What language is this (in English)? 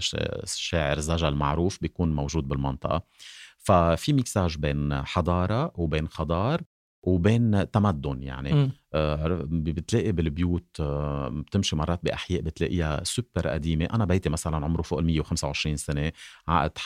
Arabic